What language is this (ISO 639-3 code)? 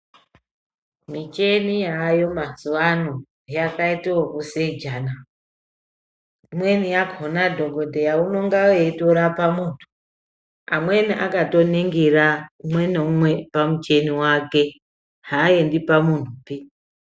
ndc